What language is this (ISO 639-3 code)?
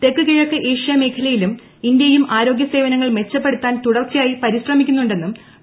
mal